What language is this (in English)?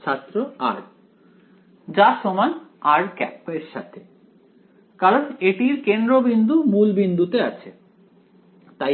Bangla